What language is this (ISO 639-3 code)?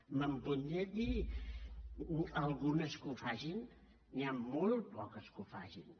cat